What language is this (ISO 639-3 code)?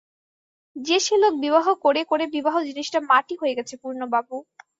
ben